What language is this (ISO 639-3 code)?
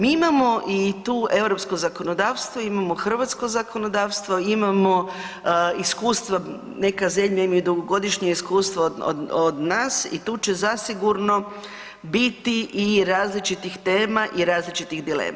hrv